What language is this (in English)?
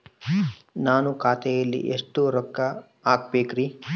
Kannada